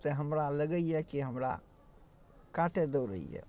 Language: Maithili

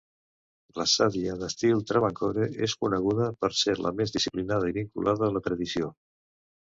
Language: Catalan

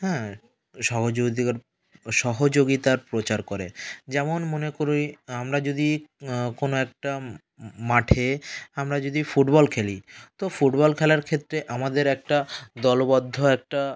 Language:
Bangla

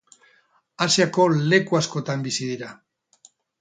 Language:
Basque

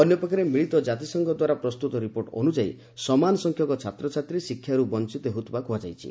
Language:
Odia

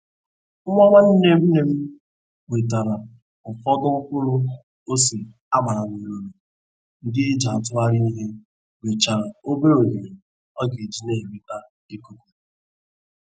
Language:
Igbo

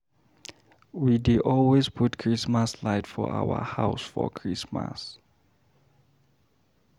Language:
Nigerian Pidgin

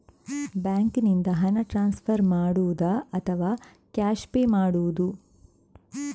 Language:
Kannada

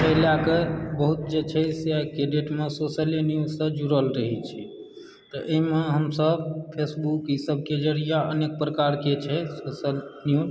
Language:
Maithili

